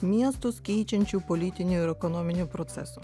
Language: Lithuanian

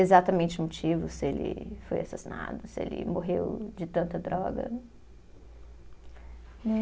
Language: Portuguese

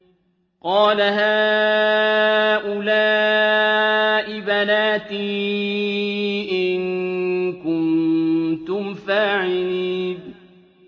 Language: Arabic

